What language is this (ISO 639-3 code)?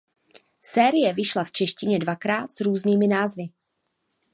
ces